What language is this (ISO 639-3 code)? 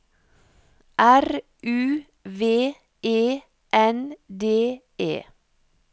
nor